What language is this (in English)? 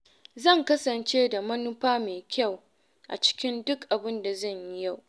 Hausa